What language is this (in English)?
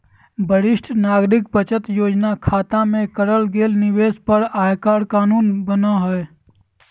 Magahi